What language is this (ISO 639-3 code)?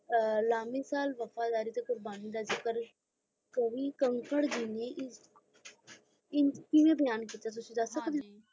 pan